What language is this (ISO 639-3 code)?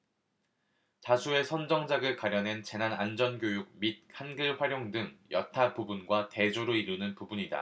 kor